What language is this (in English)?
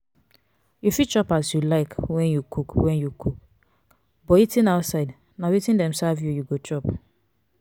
Nigerian Pidgin